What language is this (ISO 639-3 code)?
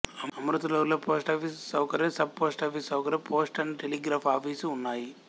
tel